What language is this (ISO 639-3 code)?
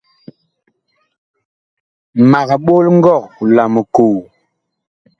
bkh